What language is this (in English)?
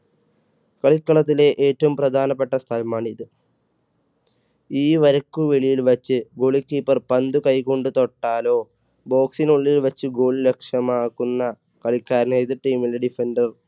Malayalam